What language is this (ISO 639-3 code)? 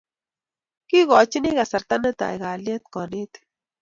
kln